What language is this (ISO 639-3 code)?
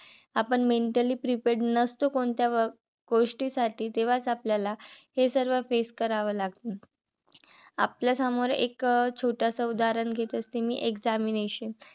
mar